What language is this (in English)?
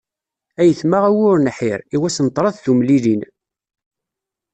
Kabyle